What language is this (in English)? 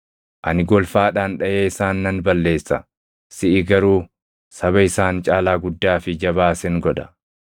Oromo